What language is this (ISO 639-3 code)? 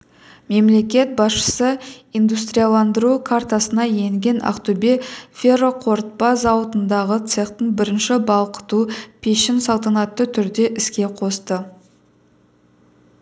kaz